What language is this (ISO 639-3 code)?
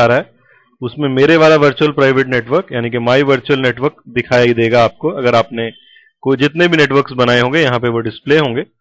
hin